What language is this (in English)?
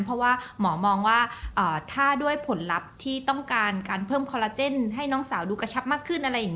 Thai